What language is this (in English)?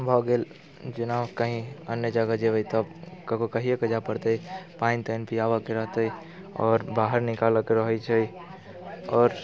Maithili